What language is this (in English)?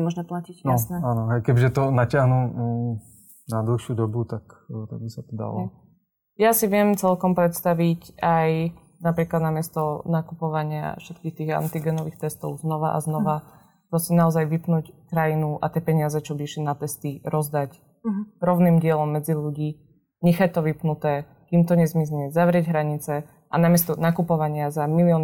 Slovak